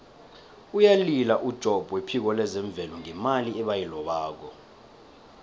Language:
South Ndebele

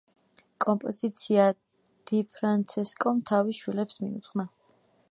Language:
Georgian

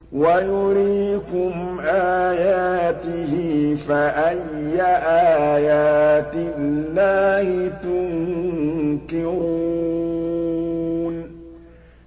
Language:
Arabic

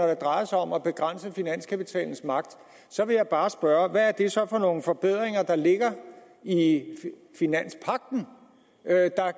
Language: Danish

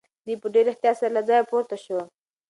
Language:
Pashto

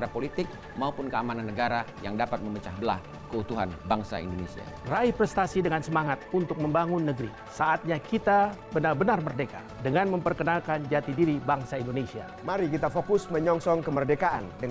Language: Indonesian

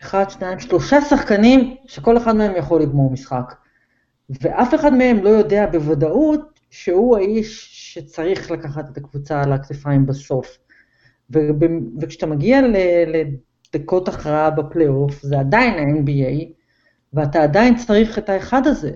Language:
Hebrew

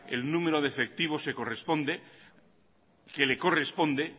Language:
Spanish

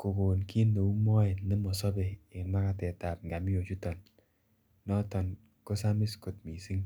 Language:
Kalenjin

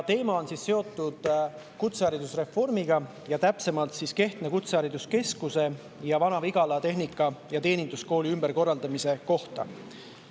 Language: Estonian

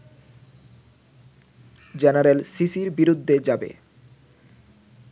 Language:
Bangla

